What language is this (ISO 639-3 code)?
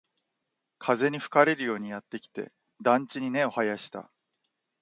jpn